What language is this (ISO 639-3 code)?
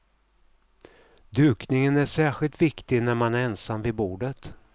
swe